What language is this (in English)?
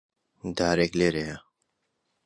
Central Kurdish